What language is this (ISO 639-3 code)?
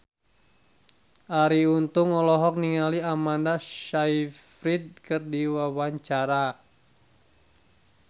sun